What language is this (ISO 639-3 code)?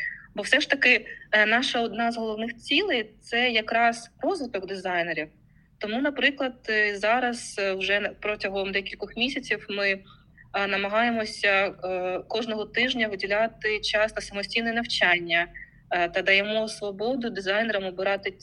ukr